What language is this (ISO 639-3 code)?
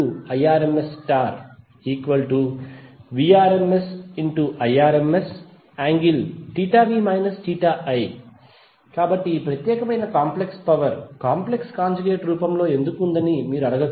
tel